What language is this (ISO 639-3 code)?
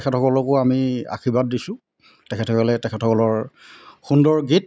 asm